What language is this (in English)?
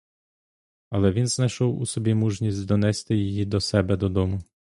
Ukrainian